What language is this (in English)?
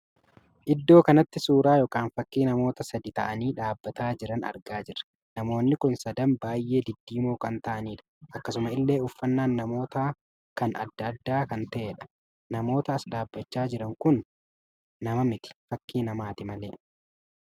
Oromo